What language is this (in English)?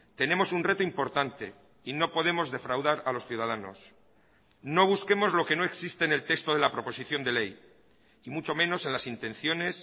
Spanish